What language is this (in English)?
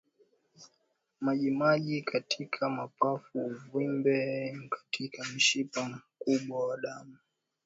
Swahili